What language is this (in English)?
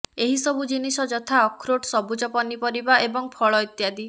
Odia